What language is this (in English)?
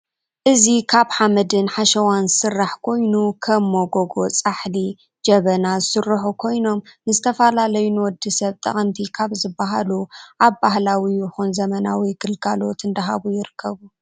Tigrinya